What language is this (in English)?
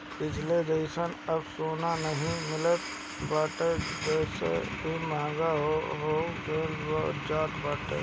Bhojpuri